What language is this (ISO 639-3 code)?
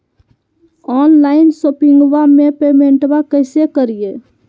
mag